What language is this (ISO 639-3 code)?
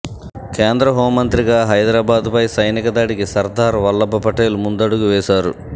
tel